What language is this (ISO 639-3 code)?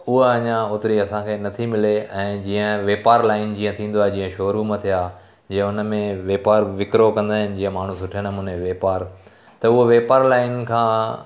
snd